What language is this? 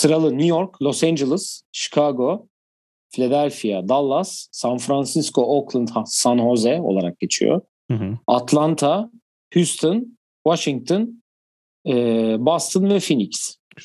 Turkish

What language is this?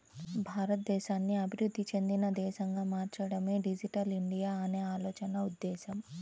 Telugu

